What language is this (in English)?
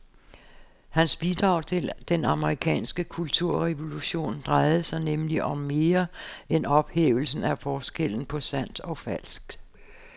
Danish